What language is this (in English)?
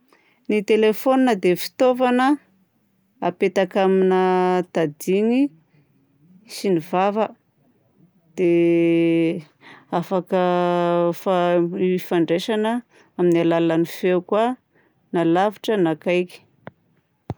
Southern Betsimisaraka Malagasy